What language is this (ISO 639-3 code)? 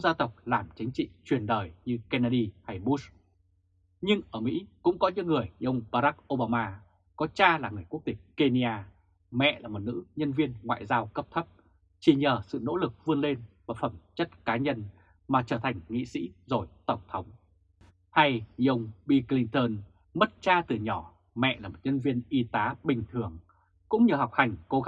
vie